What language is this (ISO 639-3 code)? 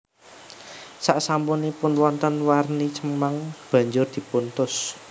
jav